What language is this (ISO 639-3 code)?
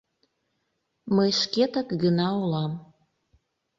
chm